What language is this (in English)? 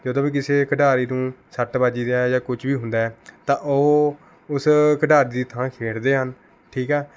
Punjabi